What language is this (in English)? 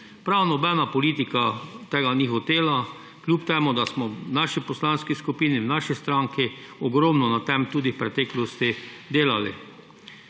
Slovenian